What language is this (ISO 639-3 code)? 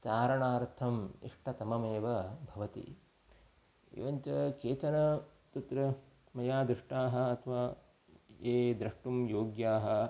san